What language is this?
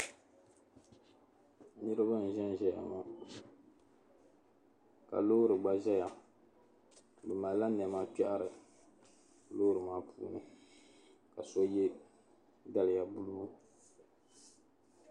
Dagbani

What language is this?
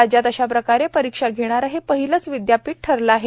Marathi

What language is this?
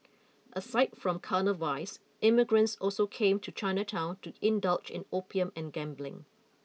English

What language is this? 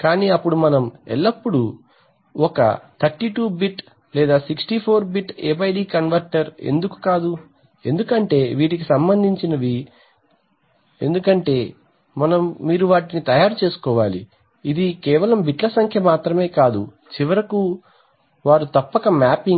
Telugu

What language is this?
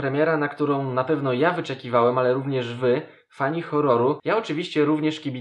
Polish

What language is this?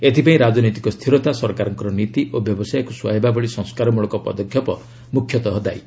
Odia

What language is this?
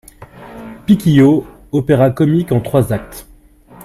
French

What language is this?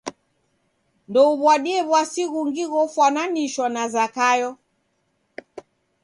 Taita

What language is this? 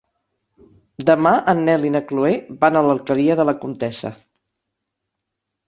Catalan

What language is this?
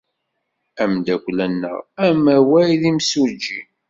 Kabyle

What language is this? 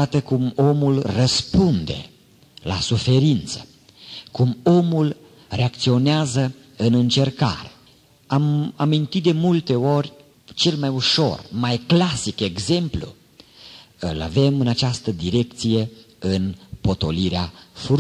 Romanian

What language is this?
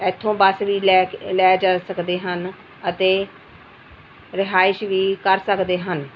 Punjabi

